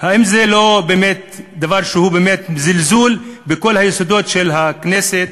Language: Hebrew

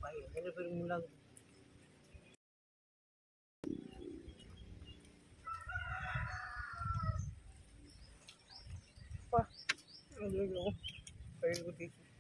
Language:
Thai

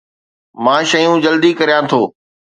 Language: Sindhi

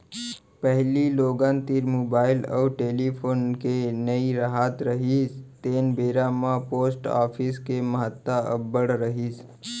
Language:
Chhattisgarhi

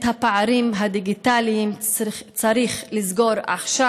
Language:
Hebrew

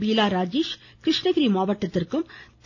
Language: Tamil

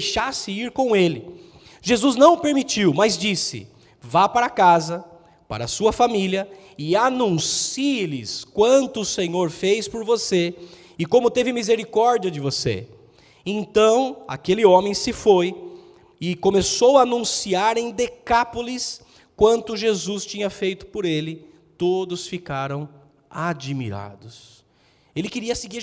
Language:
Portuguese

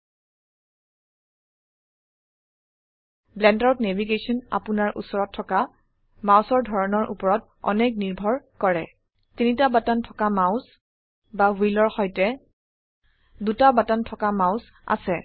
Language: Assamese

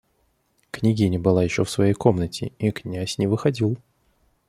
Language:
Russian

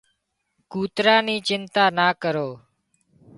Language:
Wadiyara Koli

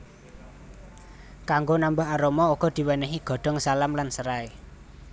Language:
Javanese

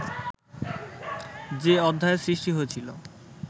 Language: Bangla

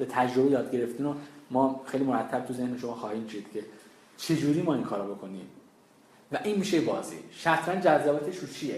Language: Persian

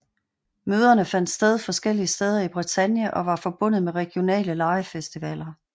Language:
Danish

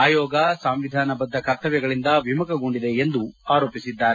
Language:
Kannada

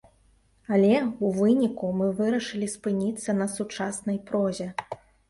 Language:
Belarusian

